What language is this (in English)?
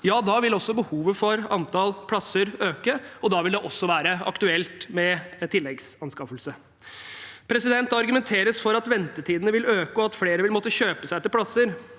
Norwegian